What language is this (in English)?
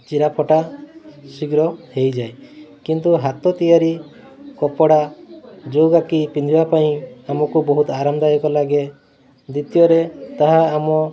Odia